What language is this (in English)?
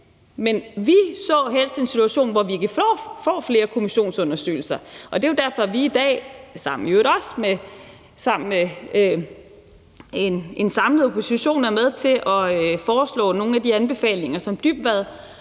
Danish